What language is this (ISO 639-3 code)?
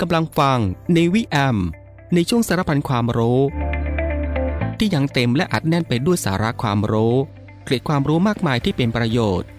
tha